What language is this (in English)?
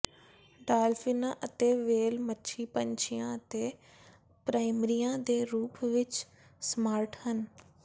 Punjabi